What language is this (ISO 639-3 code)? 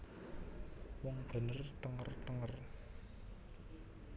jav